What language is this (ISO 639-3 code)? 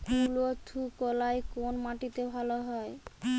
ben